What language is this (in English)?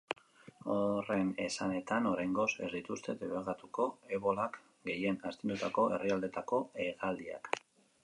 Basque